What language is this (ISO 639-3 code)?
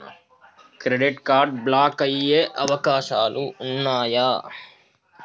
tel